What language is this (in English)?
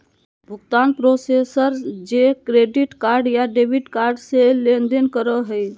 Magahi